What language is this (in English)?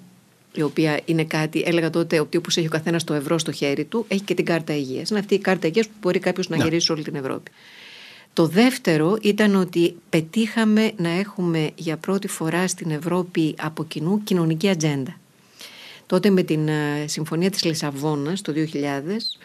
Greek